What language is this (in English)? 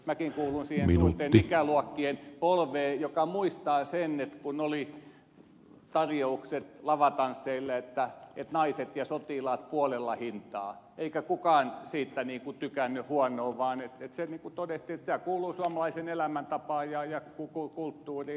Finnish